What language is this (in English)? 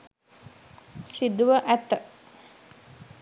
Sinhala